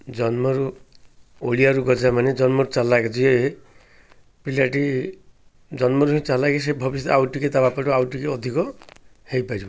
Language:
Odia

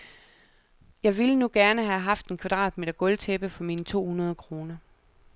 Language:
Danish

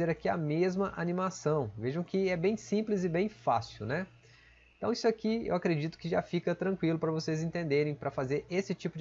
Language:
Portuguese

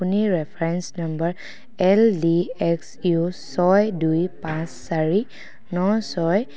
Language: Assamese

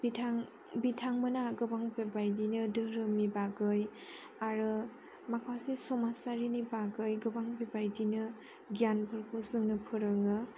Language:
Bodo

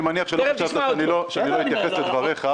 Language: Hebrew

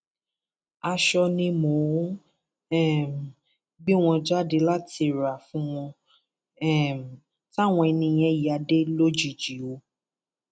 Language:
Yoruba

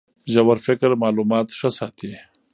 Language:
Pashto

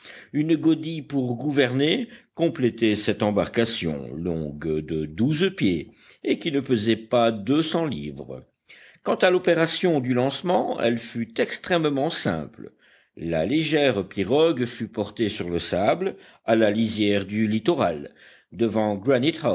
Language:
French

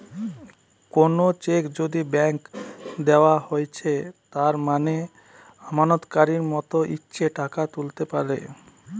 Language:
Bangla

